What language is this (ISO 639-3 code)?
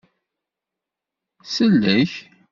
kab